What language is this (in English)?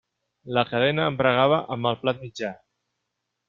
Catalan